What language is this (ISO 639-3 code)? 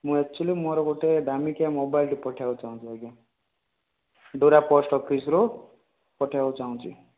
ori